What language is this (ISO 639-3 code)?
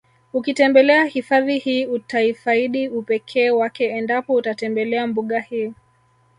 swa